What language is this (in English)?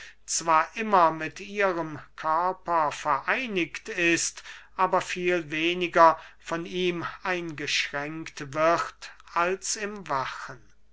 German